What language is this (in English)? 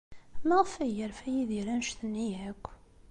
Kabyle